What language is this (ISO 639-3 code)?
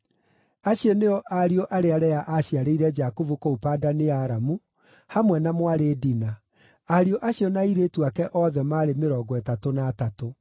kik